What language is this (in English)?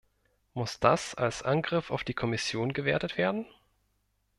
German